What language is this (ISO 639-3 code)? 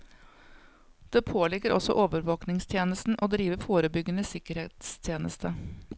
nor